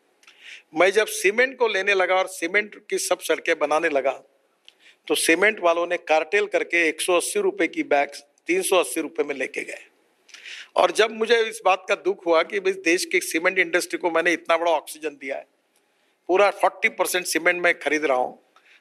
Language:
Hindi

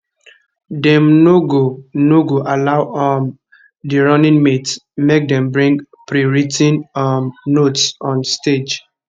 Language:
Nigerian Pidgin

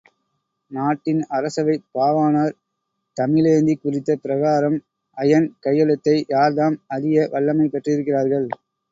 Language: Tamil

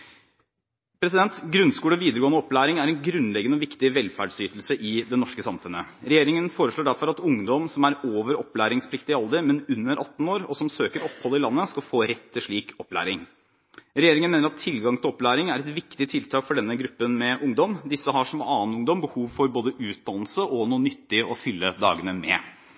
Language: Norwegian Bokmål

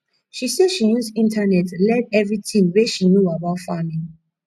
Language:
Nigerian Pidgin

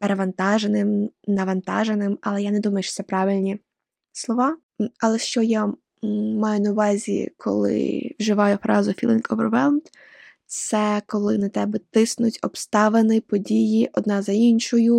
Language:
Ukrainian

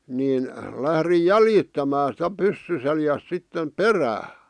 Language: Finnish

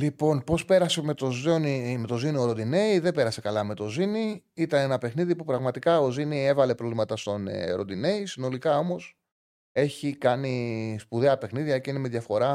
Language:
Greek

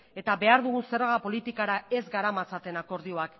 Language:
Basque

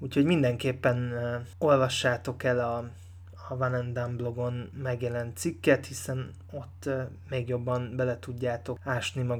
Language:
Hungarian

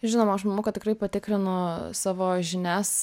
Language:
Lithuanian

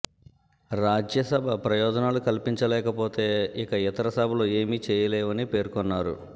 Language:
Telugu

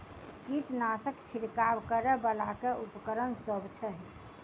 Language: Maithili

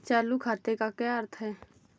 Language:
Hindi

